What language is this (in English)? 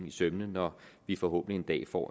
Danish